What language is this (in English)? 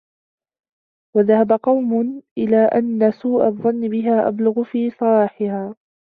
Arabic